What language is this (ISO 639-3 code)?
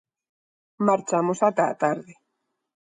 glg